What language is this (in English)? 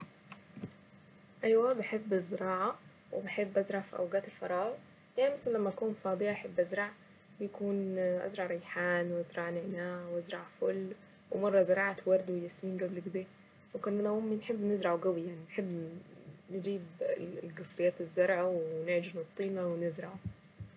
Saidi Arabic